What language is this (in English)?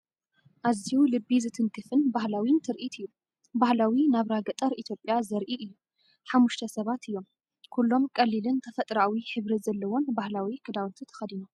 Tigrinya